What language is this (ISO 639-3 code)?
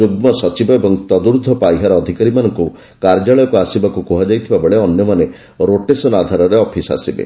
ori